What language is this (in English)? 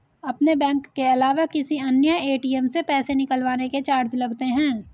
Hindi